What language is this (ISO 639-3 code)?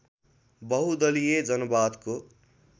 nep